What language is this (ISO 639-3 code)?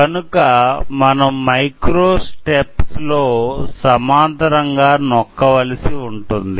tel